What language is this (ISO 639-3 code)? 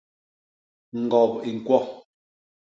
bas